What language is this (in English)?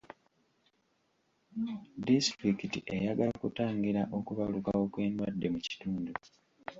Ganda